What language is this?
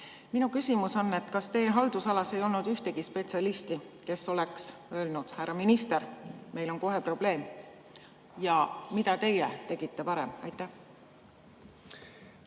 Estonian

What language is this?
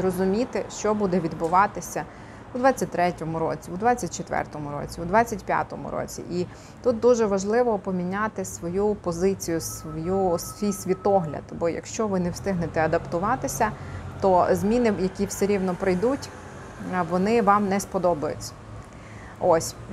Ukrainian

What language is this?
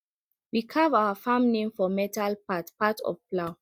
Nigerian Pidgin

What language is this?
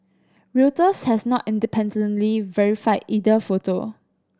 English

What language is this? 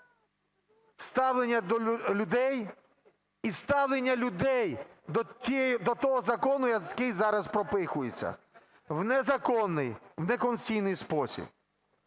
Ukrainian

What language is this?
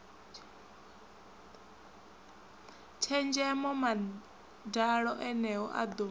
Venda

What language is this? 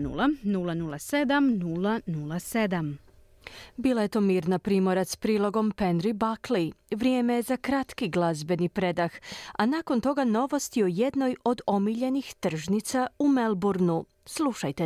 Croatian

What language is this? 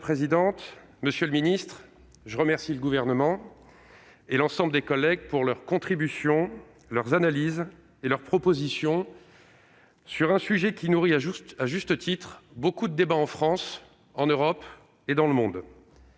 French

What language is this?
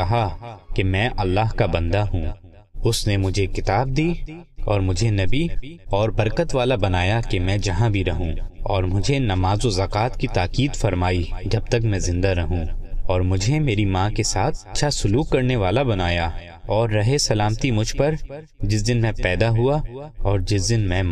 Urdu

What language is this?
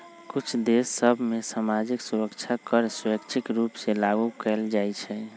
Magahi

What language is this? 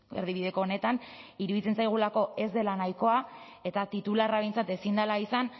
Basque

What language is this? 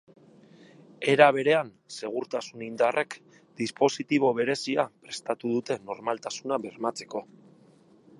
Basque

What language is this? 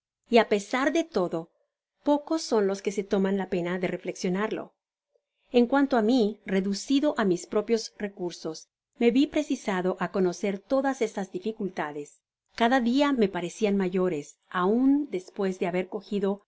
Spanish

